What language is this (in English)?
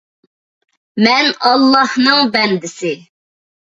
Uyghur